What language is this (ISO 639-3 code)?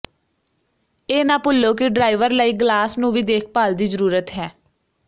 pan